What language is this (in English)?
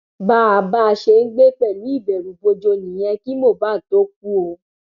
Yoruba